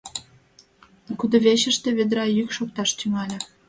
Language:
Mari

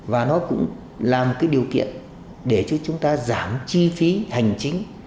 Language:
Vietnamese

